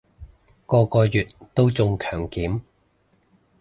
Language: Cantonese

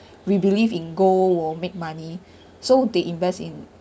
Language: English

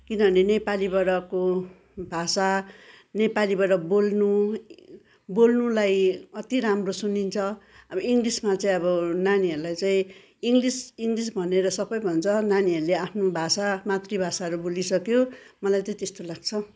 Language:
Nepali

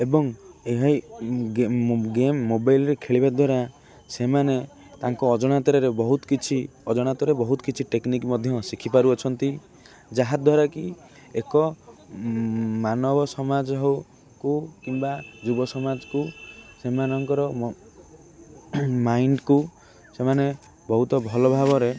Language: Odia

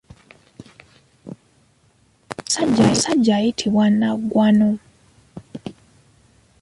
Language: Ganda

